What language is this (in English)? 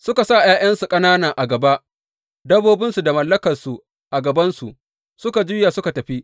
Hausa